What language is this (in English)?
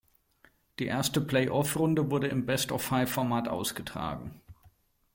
German